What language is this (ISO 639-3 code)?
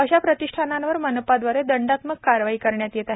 mar